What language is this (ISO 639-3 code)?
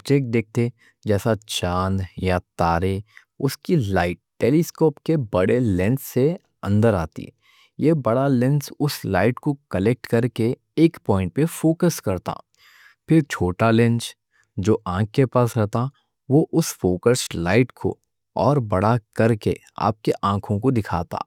dcc